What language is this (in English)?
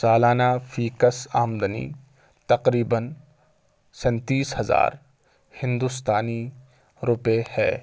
Urdu